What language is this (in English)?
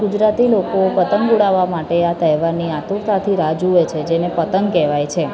Gujarati